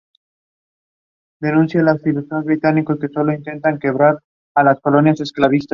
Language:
Spanish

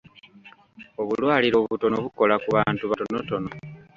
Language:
Ganda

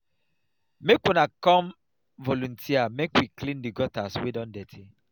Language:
Nigerian Pidgin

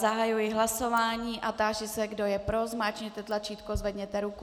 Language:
Czech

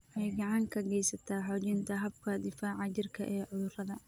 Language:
Somali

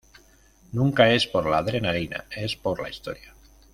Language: Spanish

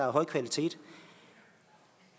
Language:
Danish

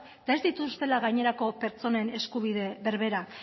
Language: Basque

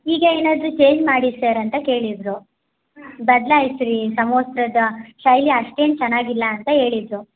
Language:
Kannada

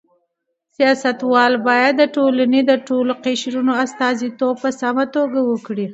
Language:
Pashto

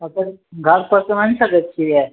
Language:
Maithili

